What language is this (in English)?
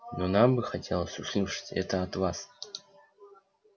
Russian